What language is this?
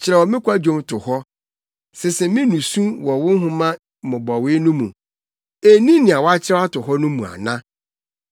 Akan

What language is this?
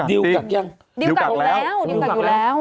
Thai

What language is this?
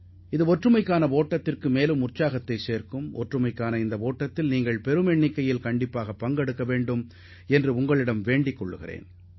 Tamil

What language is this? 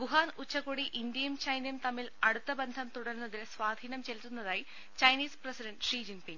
Malayalam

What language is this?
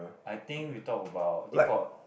English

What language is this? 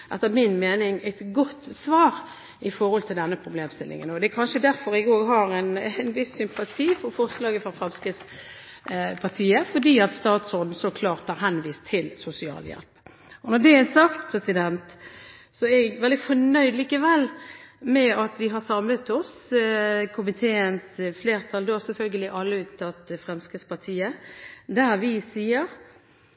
Norwegian Bokmål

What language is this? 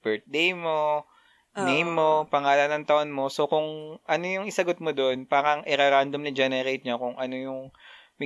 Filipino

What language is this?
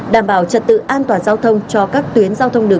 Vietnamese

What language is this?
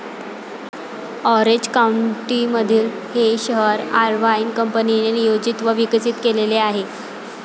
Marathi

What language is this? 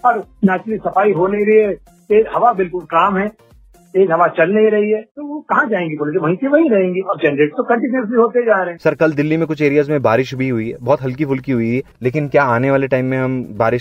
Hindi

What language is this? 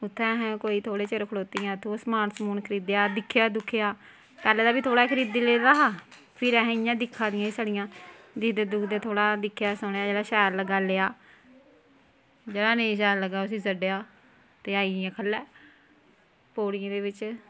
Dogri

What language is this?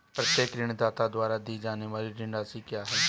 Hindi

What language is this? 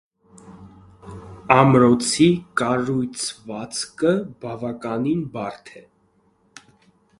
Armenian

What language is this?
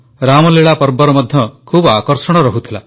Odia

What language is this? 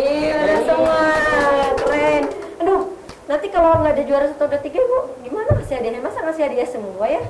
Indonesian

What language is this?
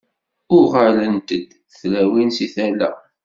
Kabyle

